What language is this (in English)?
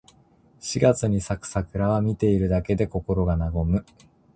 Japanese